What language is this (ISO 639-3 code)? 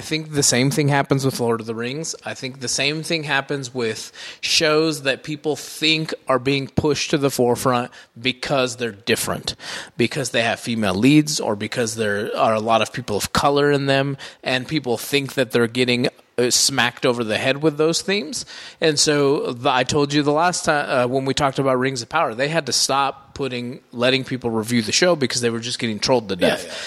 eng